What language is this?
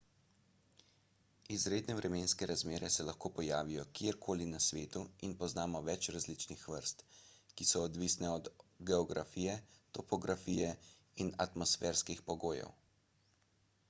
Slovenian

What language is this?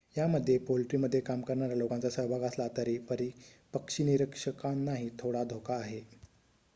Marathi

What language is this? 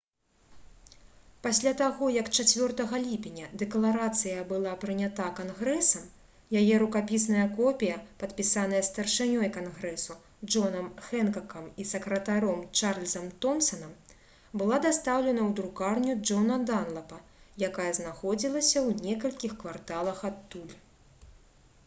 Belarusian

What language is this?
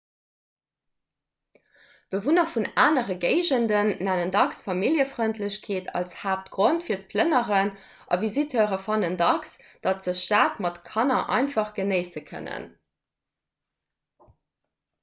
Luxembourgish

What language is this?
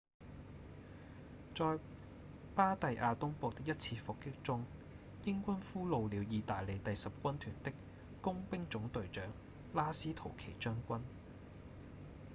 Cantonese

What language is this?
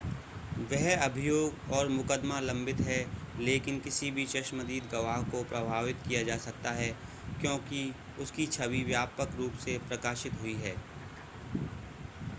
Hindi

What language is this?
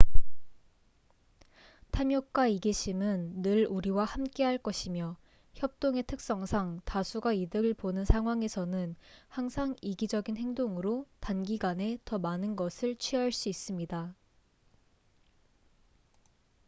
Korean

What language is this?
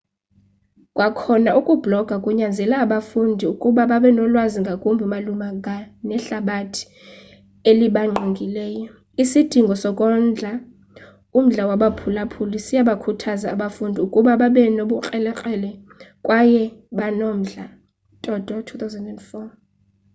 Xhosa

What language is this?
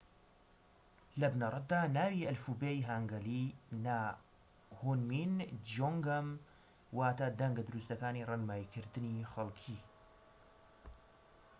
Central Kurdish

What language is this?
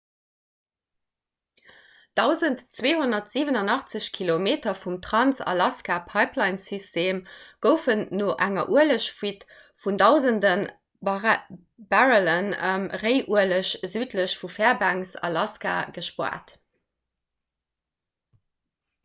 Luxembourgish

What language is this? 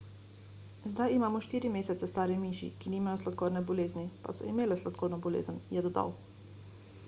Slovenian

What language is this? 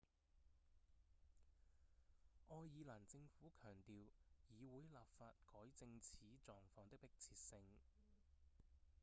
Cantonese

